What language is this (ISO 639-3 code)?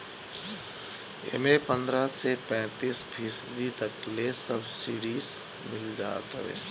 bho